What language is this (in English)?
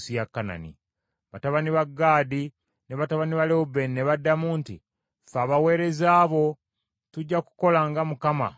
Ganda